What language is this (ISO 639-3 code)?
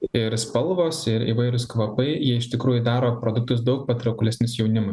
lit